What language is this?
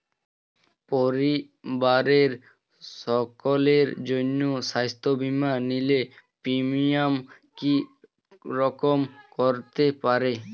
Bangla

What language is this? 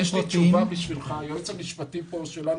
Hebrew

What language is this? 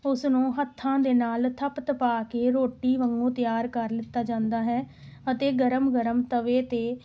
Punjabi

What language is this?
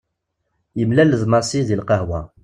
Kabyle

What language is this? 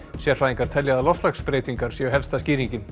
Icelandic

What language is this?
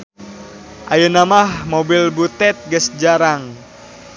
Sundanese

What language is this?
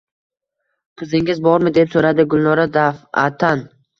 Uzbek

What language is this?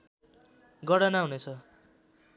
Nepali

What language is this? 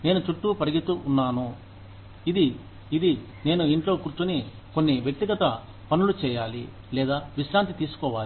Telugu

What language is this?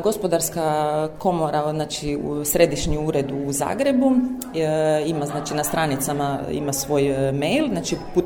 Croatian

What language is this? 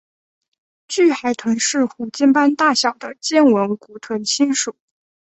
Chinese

